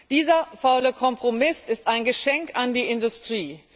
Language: German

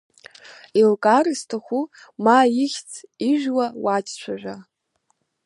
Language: Abkhazian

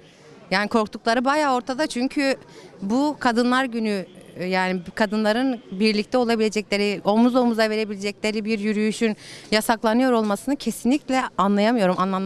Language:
Turkish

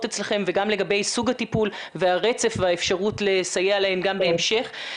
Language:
Hebrew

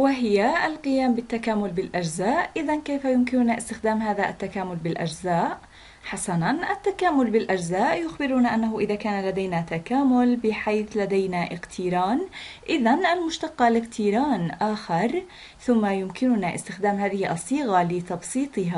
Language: Arabic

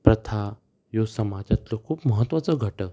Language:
Konkani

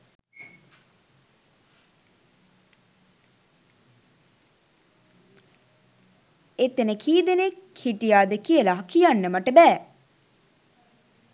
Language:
Sinhala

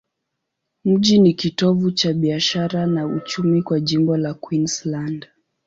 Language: Swahili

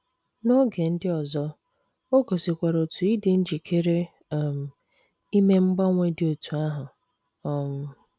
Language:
Igbo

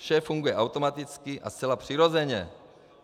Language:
Czech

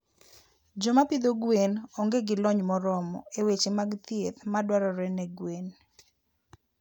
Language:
Luo (Kenya and Tanzania)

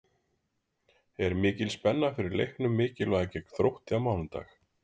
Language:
Icelandic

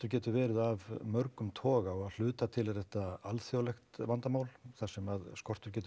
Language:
Icelandic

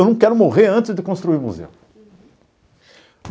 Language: Portuguese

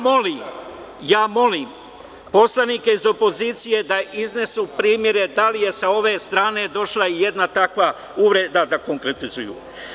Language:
Serbian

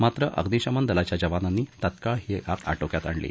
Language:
Marathi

